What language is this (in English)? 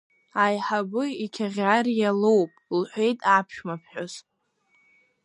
Abkhazian